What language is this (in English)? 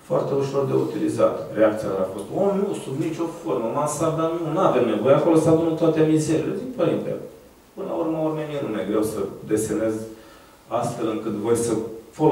Romanian